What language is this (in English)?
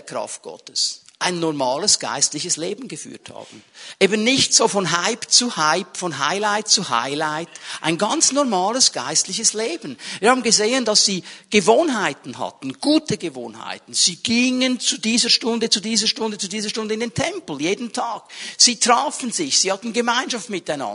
German